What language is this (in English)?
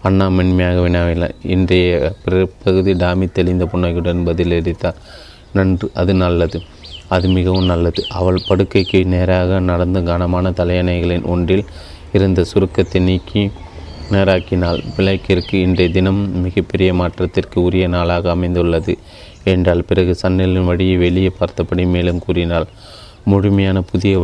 Tamil